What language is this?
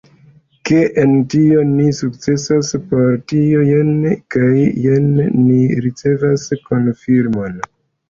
Esperanto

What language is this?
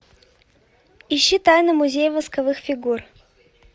Russian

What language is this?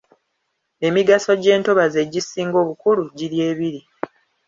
Ganda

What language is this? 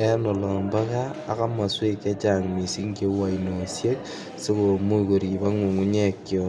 Kalenjin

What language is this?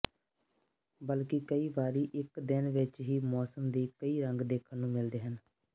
Punjabi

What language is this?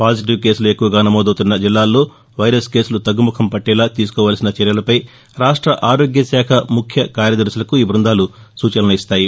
Telugu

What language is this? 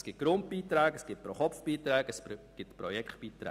Swiss German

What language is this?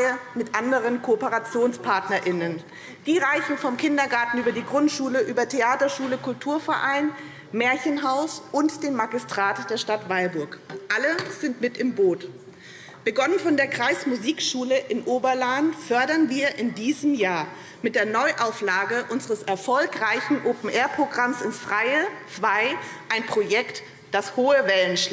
German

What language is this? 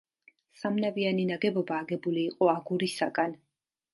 Georgian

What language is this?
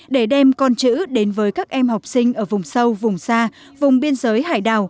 Vietnamese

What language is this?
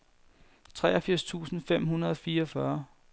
Danish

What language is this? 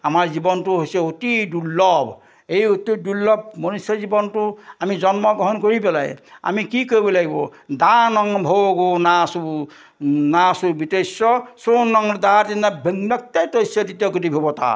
Assamese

